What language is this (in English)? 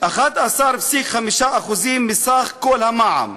Hebrew